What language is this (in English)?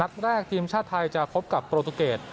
Thai